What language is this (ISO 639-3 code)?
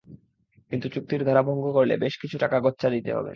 ben